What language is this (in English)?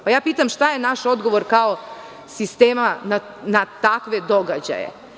Serbian